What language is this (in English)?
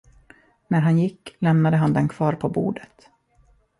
Swedish